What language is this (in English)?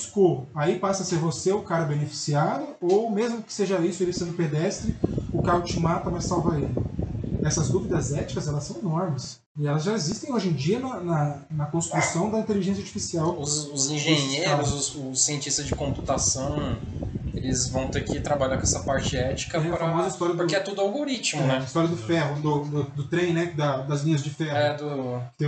Portuguese